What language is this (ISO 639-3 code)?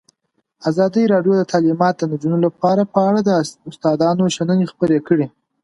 pus